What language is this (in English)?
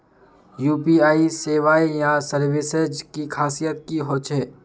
Magahi